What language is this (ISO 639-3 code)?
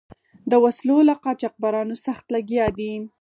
pus